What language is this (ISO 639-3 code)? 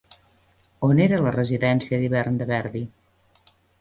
cat